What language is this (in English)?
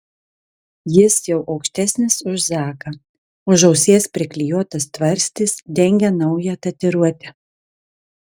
Lithuanian